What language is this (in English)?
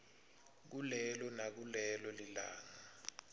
Swati